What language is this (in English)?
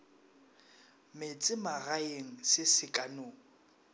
Northern Sotho